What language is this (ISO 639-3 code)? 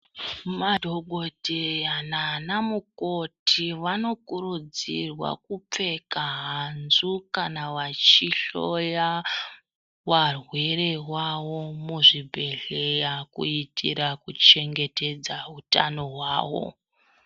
ndc